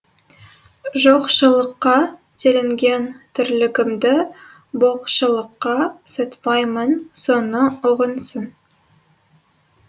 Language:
Kazakh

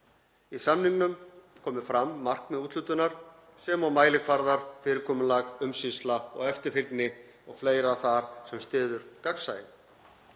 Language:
Icelandic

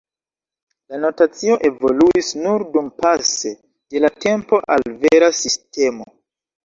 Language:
Esperanto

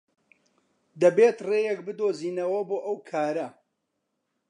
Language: Central Kurdish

